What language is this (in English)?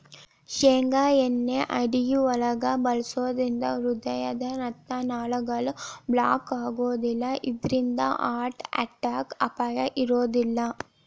Kannada